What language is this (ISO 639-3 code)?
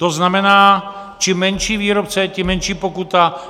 ces